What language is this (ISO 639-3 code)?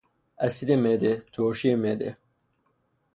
fas